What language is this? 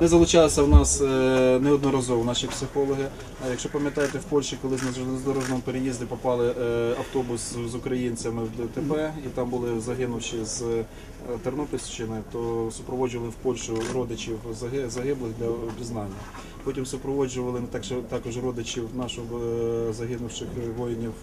Russian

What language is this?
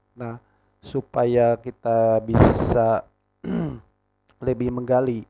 Indonesian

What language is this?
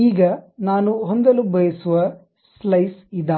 Kannada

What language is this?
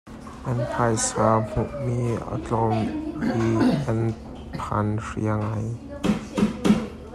Hakha Chin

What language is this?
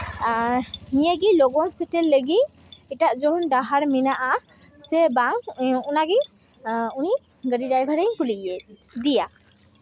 Santali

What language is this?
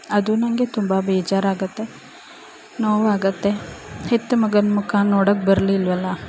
Kannada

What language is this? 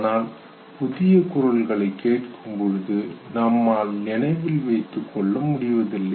Tamil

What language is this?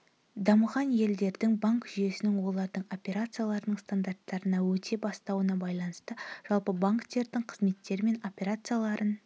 Kazakh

